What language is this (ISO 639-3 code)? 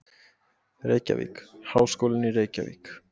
isl